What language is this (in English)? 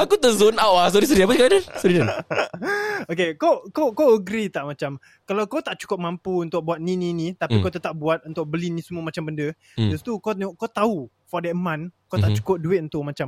Malay